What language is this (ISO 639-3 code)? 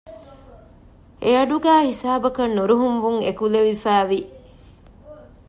div